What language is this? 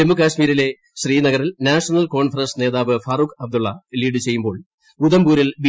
Malayalam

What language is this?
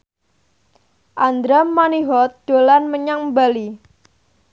Javanese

